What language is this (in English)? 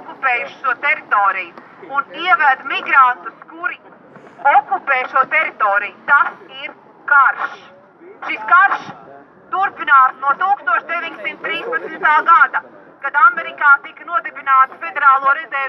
Portuguese